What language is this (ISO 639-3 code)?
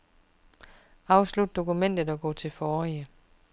dan